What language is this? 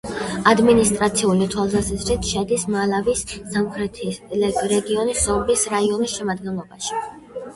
Georgian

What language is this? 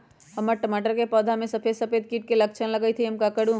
Magahi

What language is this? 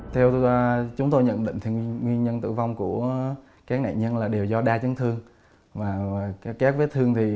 Vietnamese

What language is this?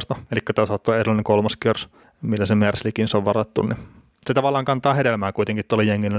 Finnish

